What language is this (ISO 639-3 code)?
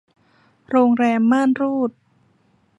tha